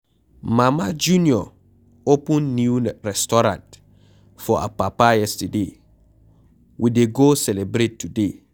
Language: Nigerian Pidgin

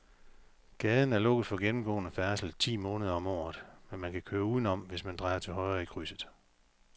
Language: Danish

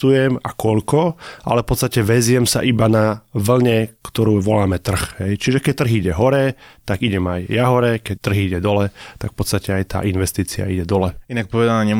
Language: Slovak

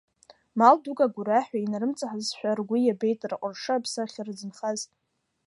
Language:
Abkhazian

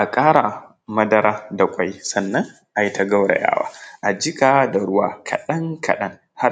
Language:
Hausa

